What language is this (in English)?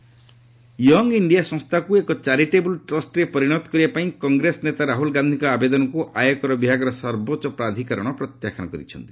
Odia